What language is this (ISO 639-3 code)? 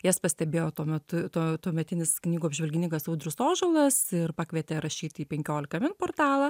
lit